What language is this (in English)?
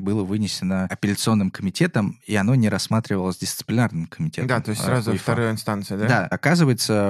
Russian